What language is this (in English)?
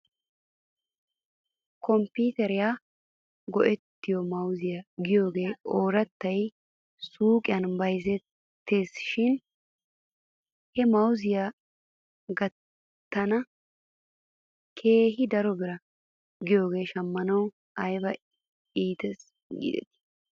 Wolaytta